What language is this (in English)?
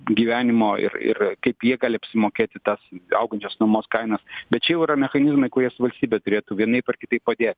Lithuanian